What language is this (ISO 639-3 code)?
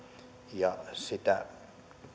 fin